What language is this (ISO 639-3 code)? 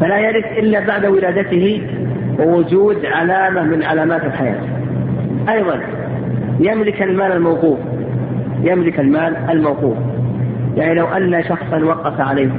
ara